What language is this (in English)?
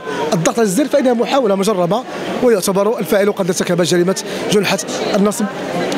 Arabic